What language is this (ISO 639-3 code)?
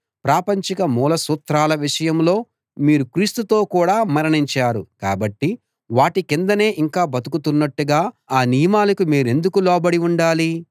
tel